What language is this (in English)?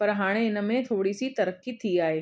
Sindhi